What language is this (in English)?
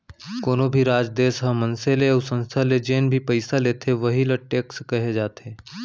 Chhattisgarhi